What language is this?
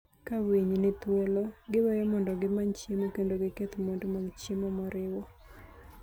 Luo (Kenya and Tanzania)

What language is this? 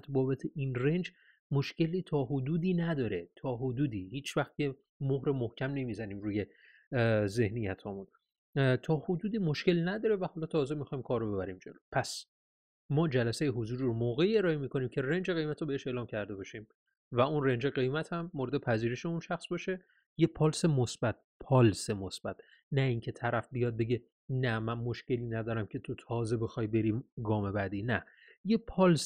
Persian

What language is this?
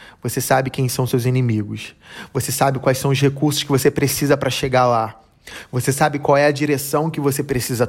Portuguese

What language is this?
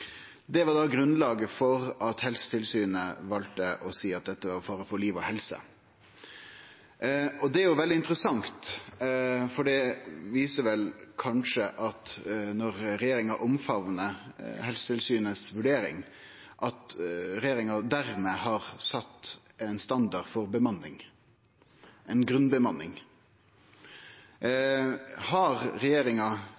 Norwegian Nynorsk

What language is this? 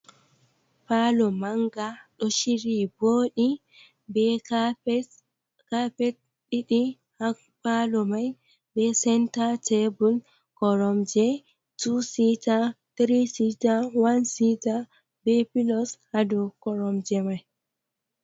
Fula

